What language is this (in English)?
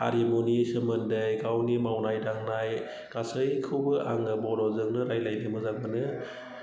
Bodo